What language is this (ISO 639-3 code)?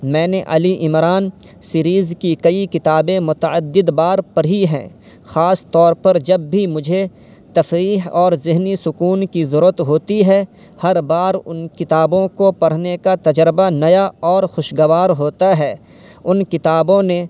urd